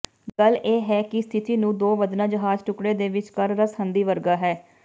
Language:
Punjabi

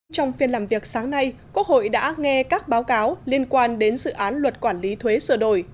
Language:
Vietnamese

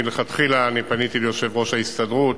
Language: Hebrew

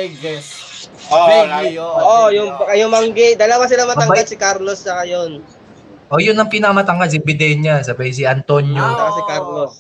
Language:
Filipino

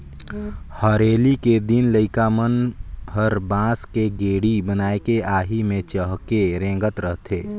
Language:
Chhattisgarhi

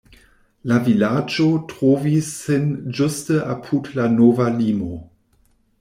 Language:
Esperanto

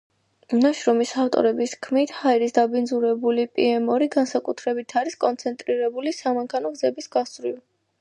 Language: Georgian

